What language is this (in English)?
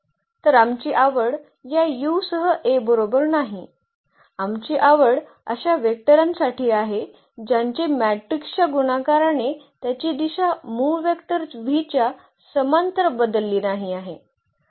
Marathi